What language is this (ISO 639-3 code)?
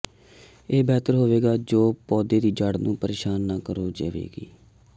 pan